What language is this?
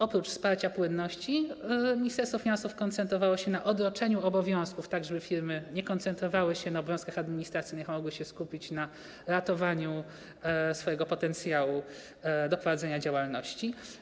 Polish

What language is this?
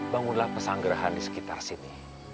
Indonesian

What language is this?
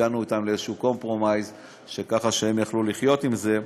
Hebrew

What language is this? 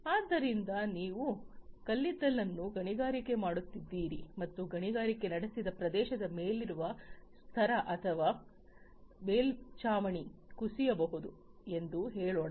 Kannada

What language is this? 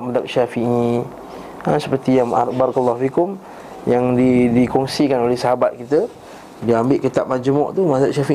Malay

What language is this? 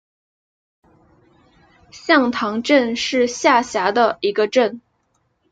Chinese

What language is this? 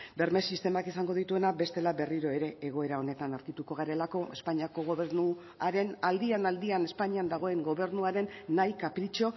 Basque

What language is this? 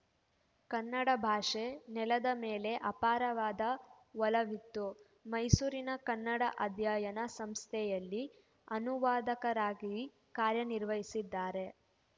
Kannada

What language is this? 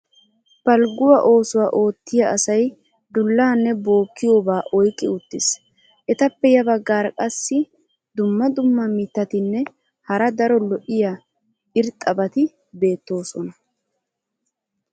Wolaytta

